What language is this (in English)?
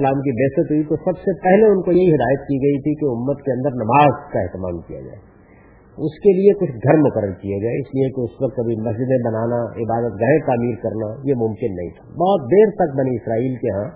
Urdu